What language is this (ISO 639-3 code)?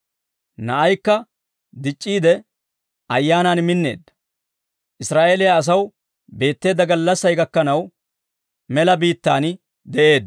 dwr